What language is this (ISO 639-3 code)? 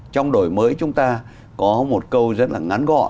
vie